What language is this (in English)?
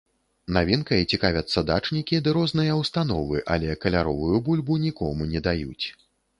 Belarusian